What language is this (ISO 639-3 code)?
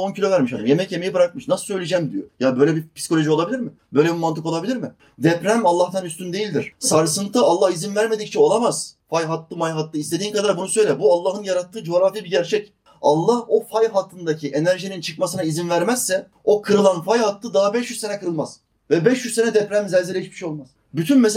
tur